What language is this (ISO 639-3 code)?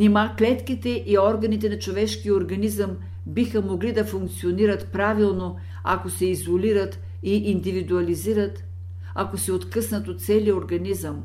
bul